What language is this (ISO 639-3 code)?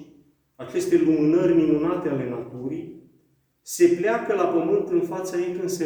ron